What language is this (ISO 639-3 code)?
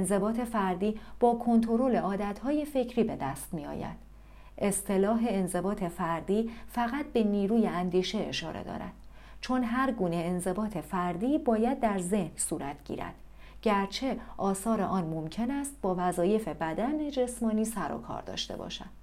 fas